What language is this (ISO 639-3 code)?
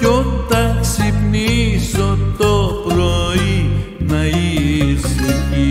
ell